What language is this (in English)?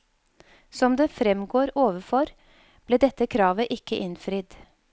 Norwegian